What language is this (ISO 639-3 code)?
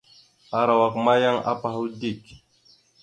mxu